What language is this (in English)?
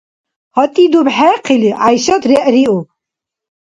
Dargwa